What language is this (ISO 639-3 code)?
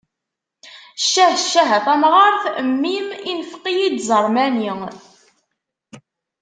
kab